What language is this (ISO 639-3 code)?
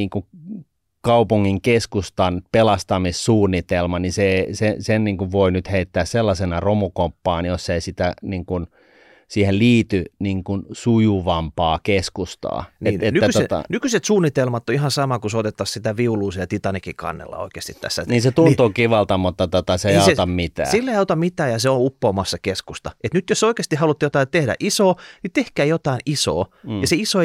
fin